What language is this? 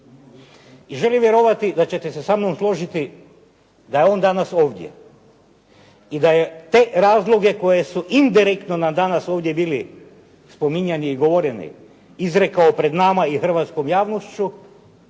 Croatian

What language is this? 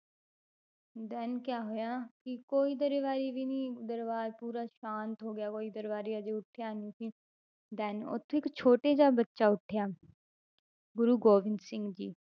Punjabi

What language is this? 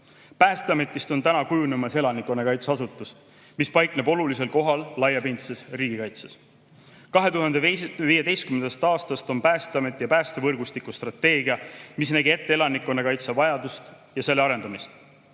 Estonian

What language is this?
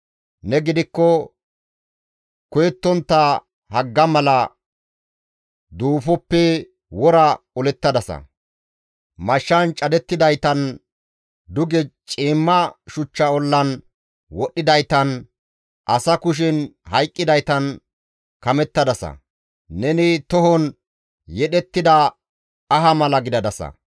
Gamo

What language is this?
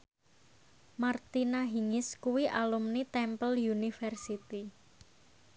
Javanese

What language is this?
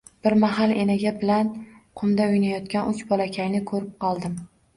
Uzbek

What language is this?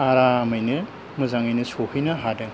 Bodo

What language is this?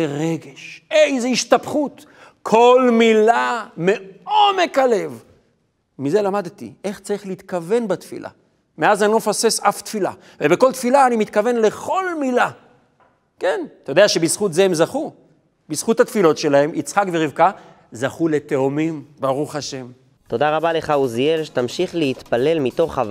Hebrew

